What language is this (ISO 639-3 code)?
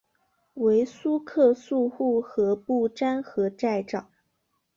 zho